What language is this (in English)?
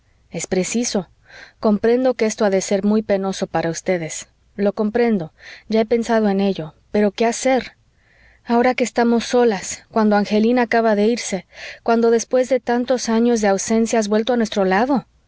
Spanish